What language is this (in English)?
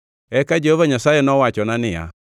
Luo (Kenya and Tanzania)